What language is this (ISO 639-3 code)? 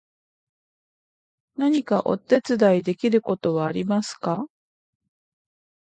jpn